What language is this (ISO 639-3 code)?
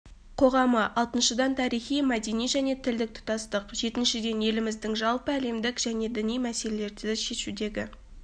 kaz